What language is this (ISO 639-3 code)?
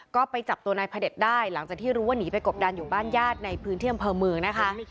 tha